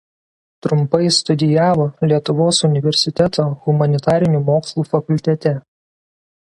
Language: Lithuanian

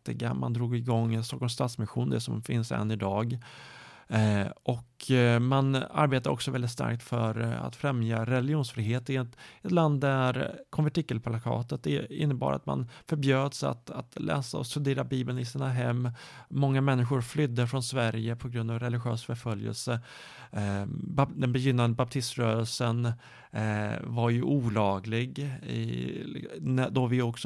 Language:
Swedish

